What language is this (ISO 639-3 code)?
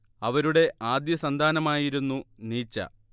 mal